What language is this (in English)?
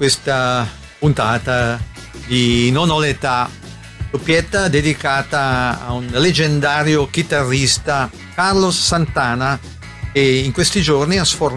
Italian